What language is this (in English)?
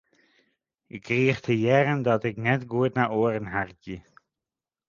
Western Frisian